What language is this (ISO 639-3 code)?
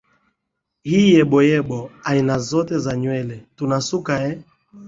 swa